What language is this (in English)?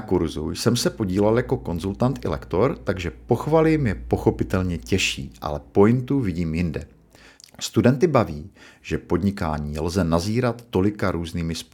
Czech